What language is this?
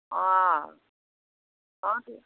Assamese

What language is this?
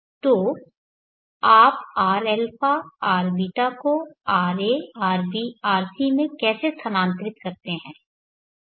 Hindi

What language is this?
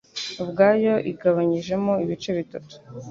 Kinyarwanda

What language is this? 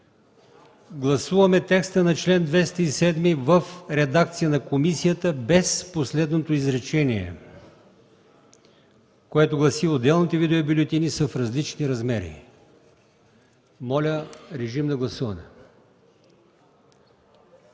Bulgarian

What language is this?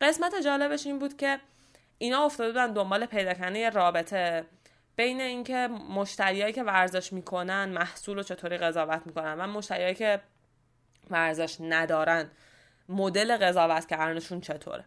Persian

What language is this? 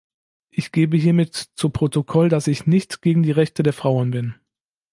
German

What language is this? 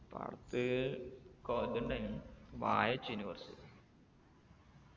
Malayalam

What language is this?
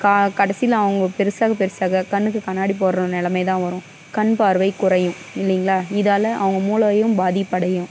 Tamil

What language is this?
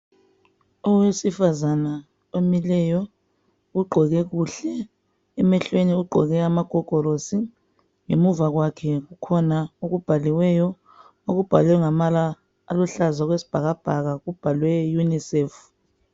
North Ndebele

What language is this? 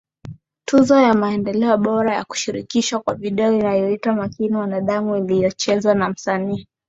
Swahili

